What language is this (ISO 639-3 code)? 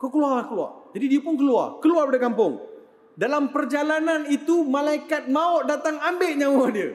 msa